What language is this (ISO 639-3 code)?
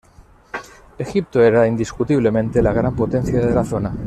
spa